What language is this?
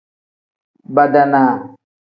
Tem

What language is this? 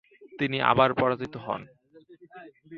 Bangla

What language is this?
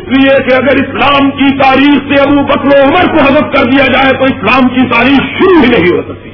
Urdu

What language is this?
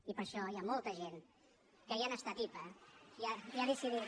Catalan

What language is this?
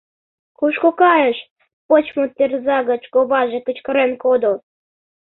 Mari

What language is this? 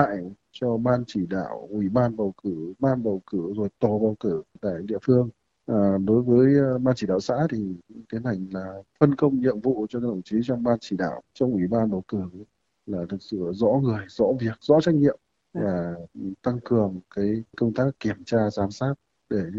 Vietnamese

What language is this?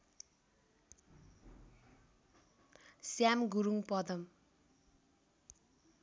Nepali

